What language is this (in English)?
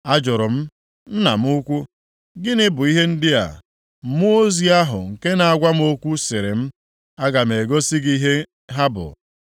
Igbo